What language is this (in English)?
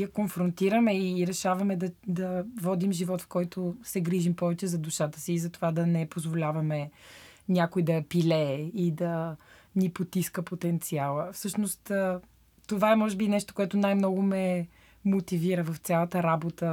Bulgarian